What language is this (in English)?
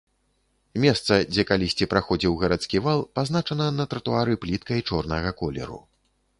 Belarusian